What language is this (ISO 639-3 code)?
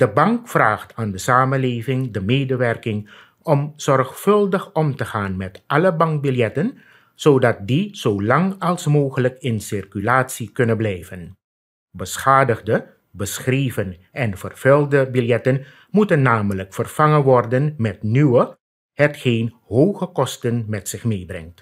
nld